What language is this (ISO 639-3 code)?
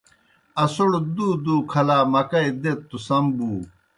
plk